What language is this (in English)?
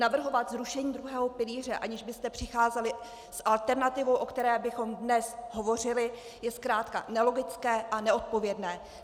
Czech